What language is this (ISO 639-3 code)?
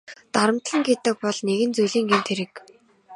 mon